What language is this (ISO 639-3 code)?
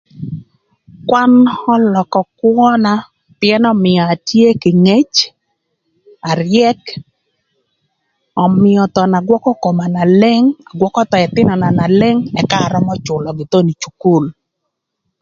lth